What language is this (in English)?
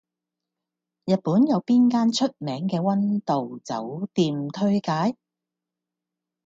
Cantonese